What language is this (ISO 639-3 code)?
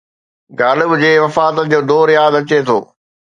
snd